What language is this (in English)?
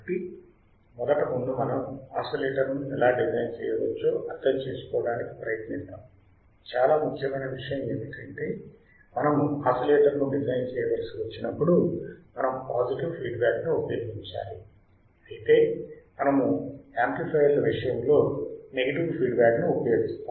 Telugu